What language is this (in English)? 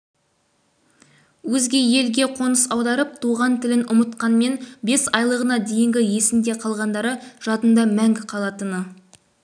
Kazakh